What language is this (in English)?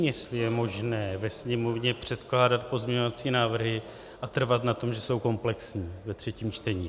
Czech